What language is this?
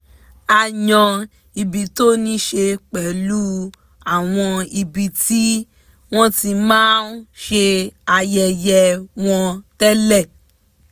Yoruba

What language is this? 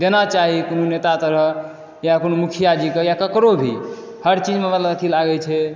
Maithili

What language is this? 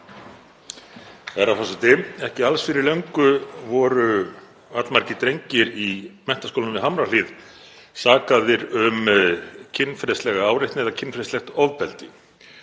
Icelandic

